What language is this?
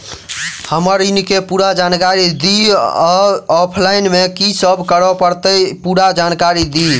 Maithili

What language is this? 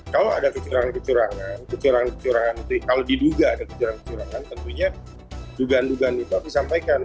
Indonesian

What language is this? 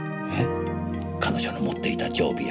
Japanese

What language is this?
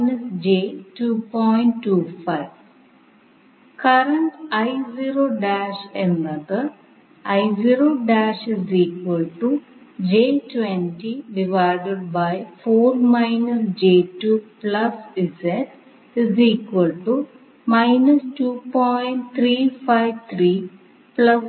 Malayalam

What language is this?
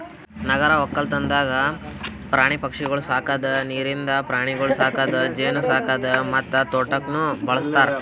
Kannada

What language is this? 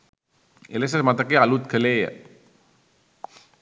Sinhala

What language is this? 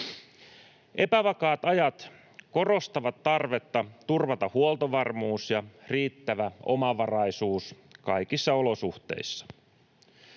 Finnish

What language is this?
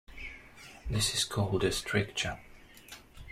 English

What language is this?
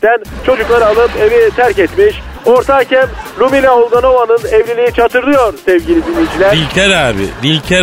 Turkish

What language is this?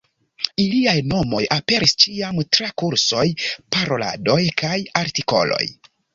Esperanto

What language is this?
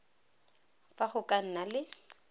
Tswana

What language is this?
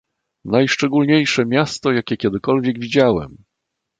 Polish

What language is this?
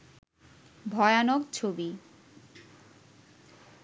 Bangla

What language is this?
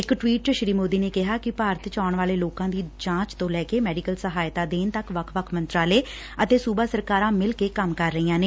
Punjabi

